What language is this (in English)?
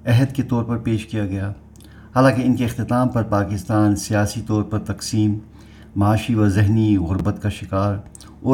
Urdu